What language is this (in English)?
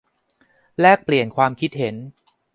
Thai